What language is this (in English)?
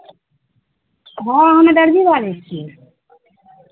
Maithili